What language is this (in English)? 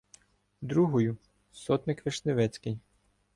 Ukrainian